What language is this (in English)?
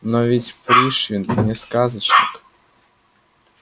Russian